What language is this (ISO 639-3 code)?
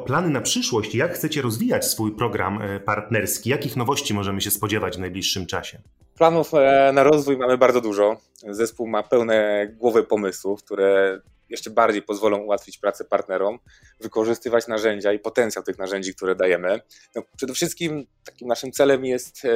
pol